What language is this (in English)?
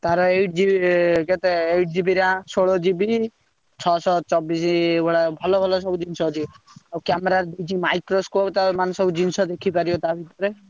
Odia